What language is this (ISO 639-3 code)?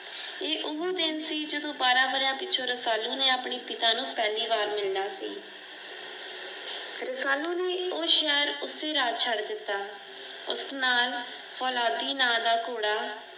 pan